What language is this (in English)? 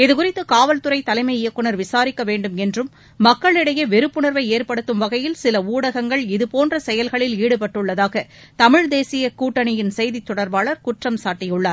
Tamil